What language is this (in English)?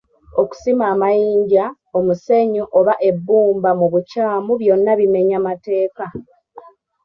Ganda